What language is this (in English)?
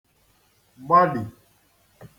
Igbo